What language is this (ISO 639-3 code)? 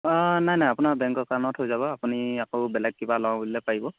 asm